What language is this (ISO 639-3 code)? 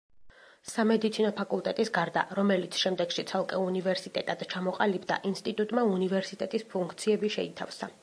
kat